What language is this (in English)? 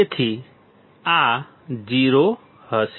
Gujarati